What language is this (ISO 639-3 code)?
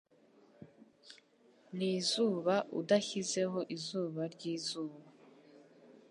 kin